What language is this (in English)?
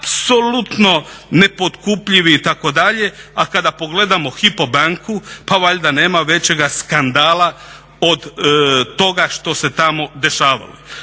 Croatian